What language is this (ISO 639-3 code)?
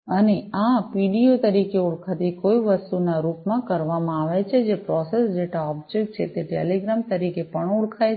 guj